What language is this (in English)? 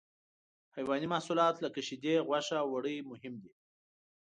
Pashto